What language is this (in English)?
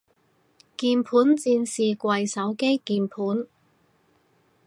Cantonese